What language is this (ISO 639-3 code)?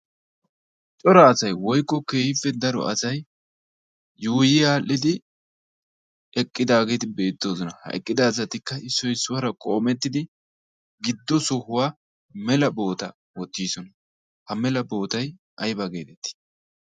wal